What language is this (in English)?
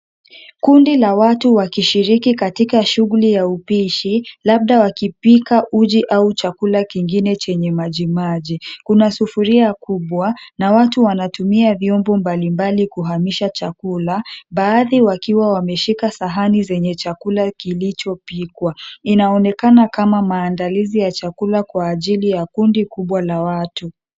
Swahili